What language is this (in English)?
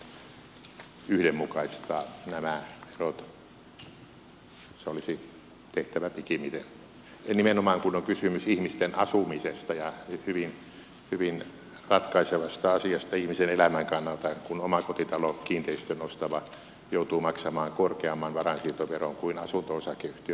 Finnish